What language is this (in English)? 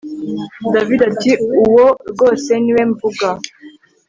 Kinyarwanda